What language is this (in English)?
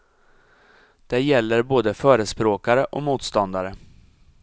Swedish